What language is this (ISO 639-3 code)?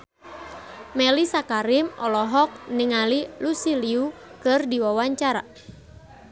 sun